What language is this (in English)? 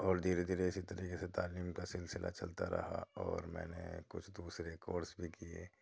Urdu